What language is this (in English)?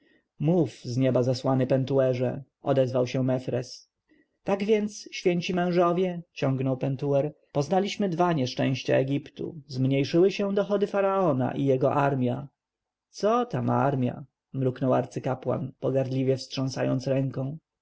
Polish